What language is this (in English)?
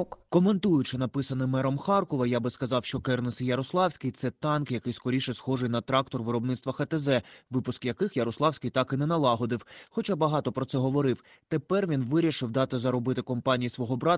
Ukrainian